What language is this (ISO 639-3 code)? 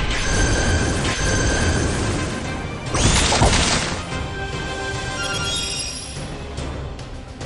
jpn